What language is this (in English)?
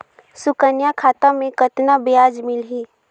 Chhattisgarhi